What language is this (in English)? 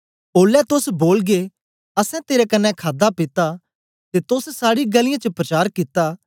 Dogri